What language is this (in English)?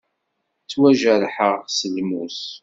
Kabyle